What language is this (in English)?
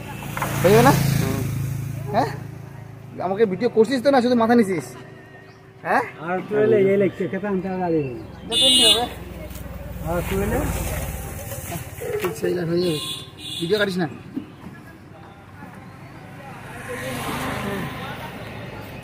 Bangla